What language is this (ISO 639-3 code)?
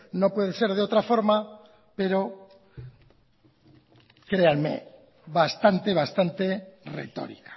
spa